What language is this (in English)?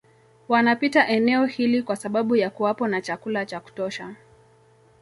Swahili